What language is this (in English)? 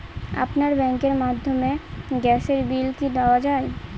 Bangla